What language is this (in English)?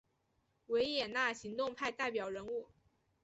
Chinese